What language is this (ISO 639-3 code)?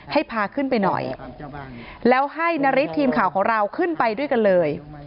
tha